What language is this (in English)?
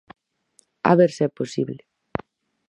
Galician